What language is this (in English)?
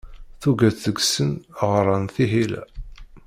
Kabyle